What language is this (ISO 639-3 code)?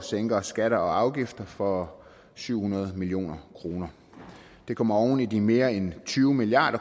dan